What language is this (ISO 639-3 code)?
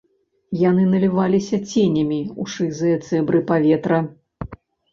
bel